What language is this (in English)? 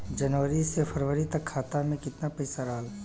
Bhojpuri